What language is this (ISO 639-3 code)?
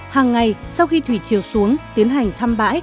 vie